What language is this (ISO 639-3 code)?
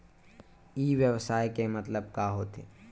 hne